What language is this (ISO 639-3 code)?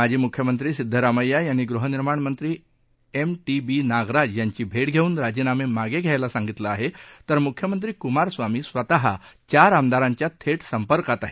mar